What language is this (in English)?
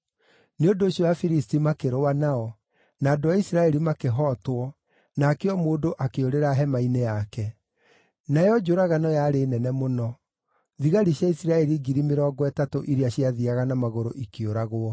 Kikuyu